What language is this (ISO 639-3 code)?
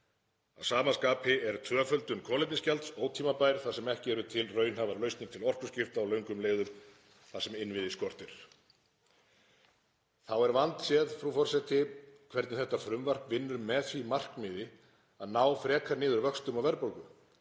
isl